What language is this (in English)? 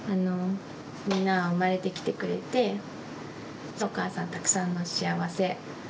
Japanese